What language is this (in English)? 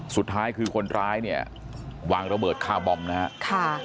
Thai